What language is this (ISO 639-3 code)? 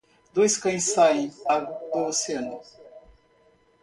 por